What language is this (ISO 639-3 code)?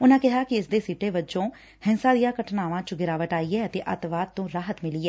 pan